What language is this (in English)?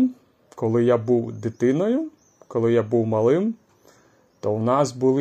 Ukrainian